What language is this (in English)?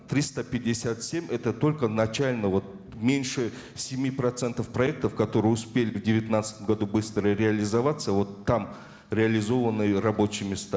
Kazakh